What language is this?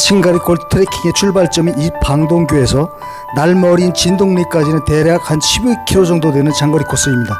Korean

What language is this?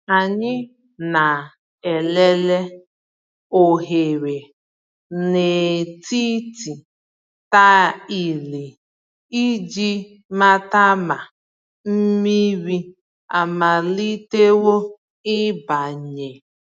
Igbo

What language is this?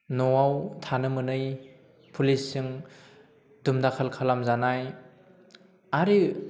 Bodo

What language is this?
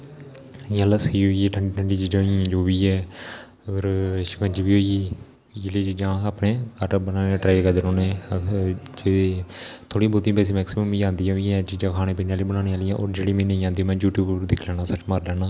Dogri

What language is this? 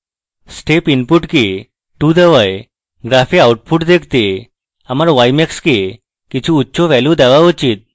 Bangla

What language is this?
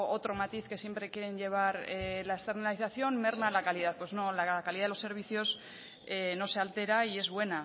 Spanish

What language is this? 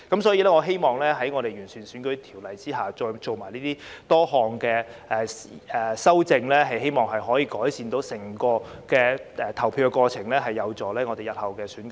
Cantonese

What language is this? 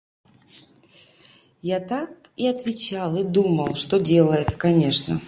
Russian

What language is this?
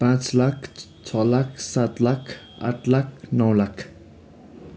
Nepali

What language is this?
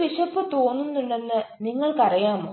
Malayalam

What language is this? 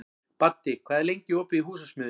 Icelandic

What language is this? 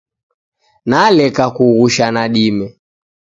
Taita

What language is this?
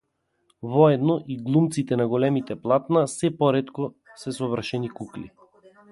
Macedonian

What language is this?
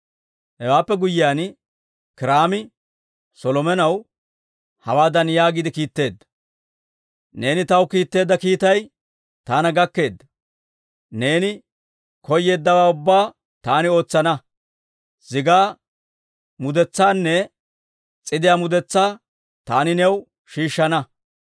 Dawro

